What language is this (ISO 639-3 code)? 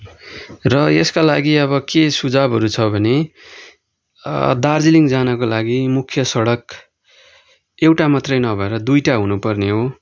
nep